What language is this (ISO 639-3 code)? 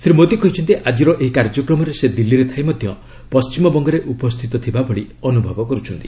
ori